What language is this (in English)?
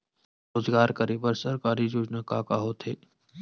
Chhattisgarhi